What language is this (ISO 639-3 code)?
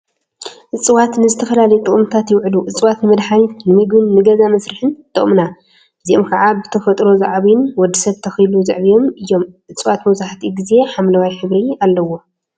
tir